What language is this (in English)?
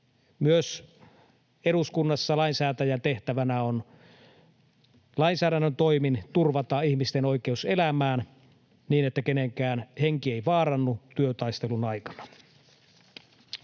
Finnish